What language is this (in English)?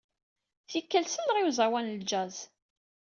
Kabyle